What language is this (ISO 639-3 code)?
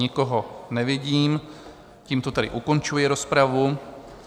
ces